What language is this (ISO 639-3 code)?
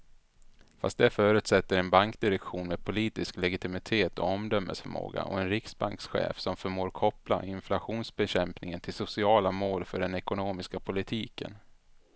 swe